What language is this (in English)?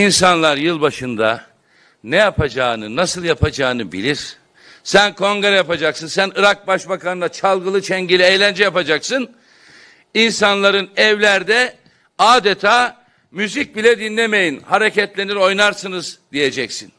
Turkish